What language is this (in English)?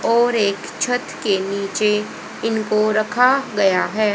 Hindi